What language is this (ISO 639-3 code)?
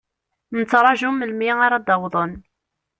kab